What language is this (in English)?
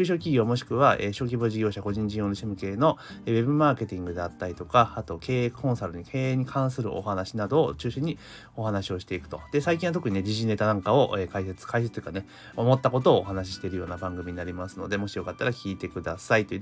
Japanese